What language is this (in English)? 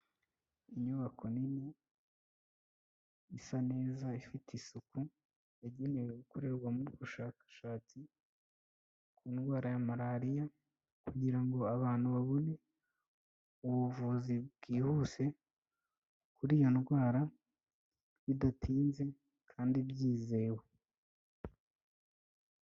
Kinyarwanda